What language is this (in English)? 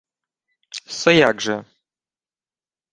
Ukrainian